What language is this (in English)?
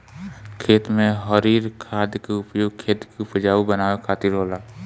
Bhojpuri